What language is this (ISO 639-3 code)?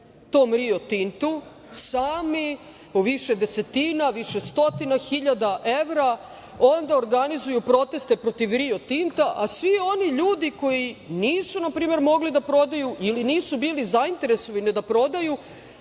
srp